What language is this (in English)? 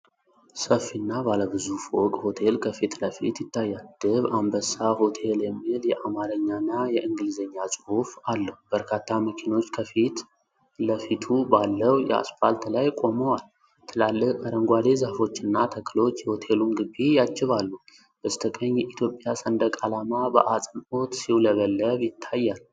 Amharic